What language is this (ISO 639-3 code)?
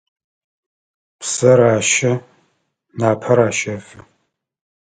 ady